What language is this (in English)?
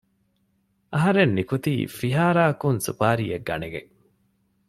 Divehi